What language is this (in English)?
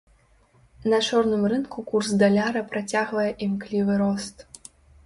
Belarusian